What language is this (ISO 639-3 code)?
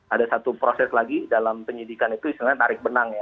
ind